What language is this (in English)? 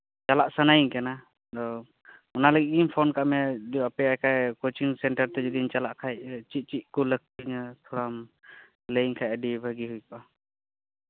Santali